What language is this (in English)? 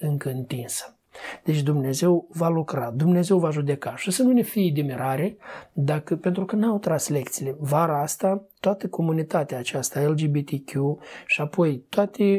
Romanian